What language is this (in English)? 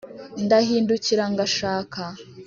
Kinyarwanda